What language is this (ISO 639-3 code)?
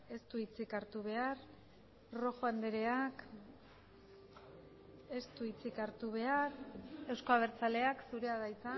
eus